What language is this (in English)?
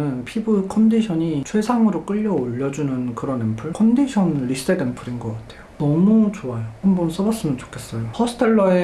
Korean